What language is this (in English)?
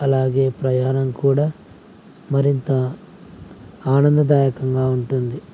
Telugu